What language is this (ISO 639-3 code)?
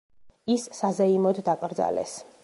kat